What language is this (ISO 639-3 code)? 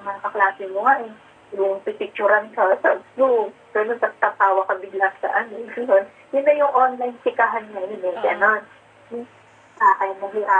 fil